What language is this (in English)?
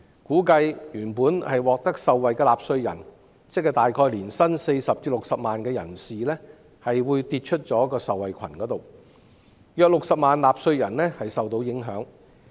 Cantonese